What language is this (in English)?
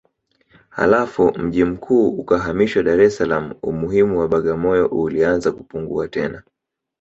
Swahili